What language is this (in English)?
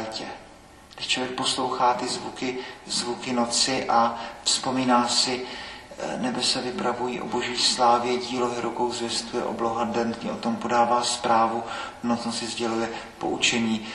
Czech